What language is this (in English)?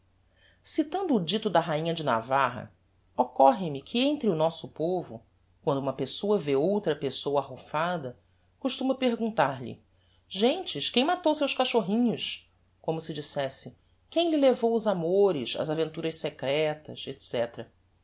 Portuguese